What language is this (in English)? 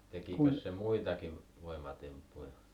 Finnish